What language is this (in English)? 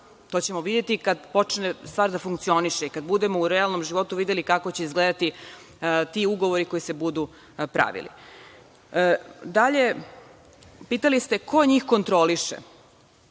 Serbian